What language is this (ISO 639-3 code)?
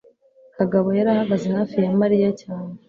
kin